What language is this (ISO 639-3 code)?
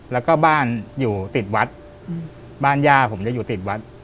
tha